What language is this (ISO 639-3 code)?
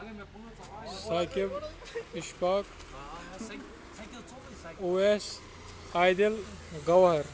kas